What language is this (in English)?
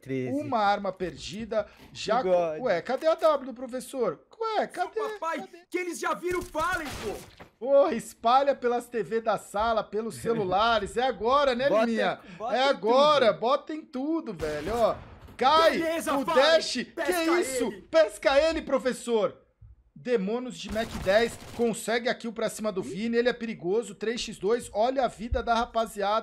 Portuguese